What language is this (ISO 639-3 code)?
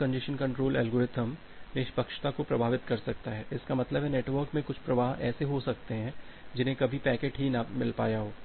hin